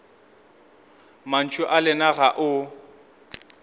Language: Northern Sotho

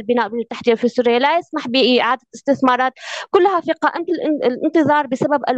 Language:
Arabic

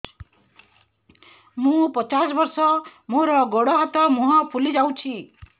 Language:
Odia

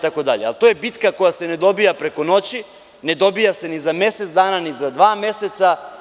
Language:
Serbian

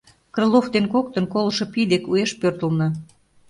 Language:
Mari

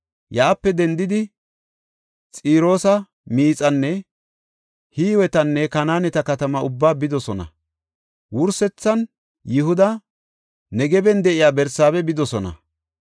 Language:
Gofa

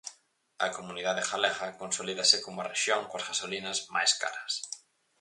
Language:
Galician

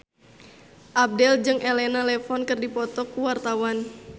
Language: Sundanese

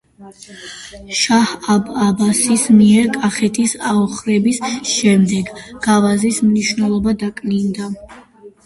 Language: Georgian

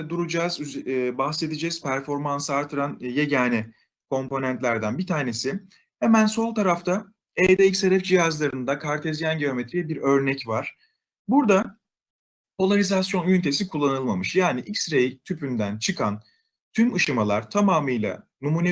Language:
Turkish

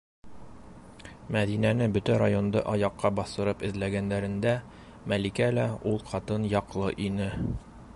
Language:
Bashkir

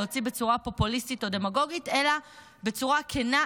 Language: Hebrew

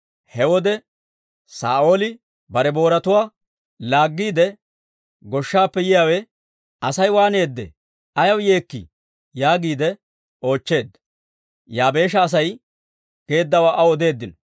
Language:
Dawro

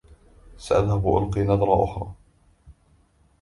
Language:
Arabic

